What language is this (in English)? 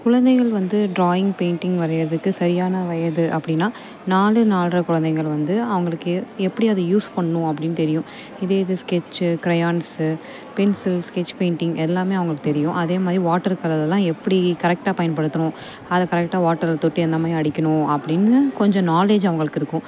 Tamil